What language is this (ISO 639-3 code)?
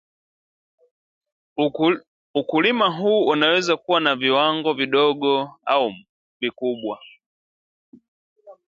swa